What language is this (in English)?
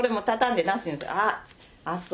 Japanese